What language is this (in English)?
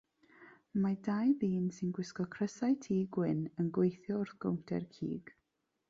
Welsh